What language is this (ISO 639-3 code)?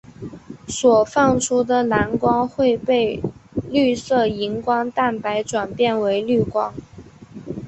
zho